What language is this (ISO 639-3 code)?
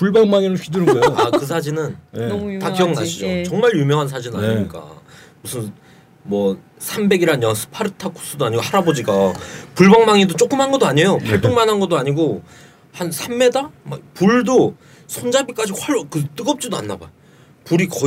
kor